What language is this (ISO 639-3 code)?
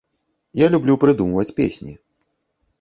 bel